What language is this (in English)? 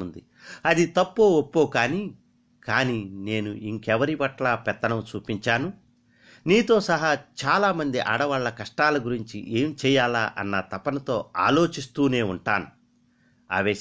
Telugu